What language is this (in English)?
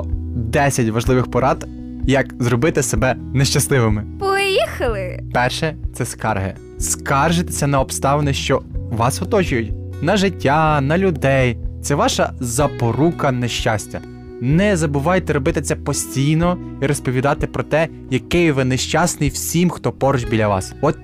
Ukrainian